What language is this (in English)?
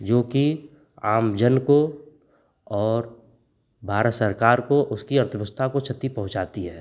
Hindi